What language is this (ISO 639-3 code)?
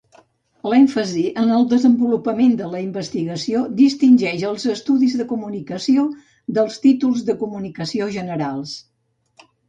cat